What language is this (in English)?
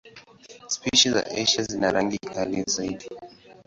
Swahili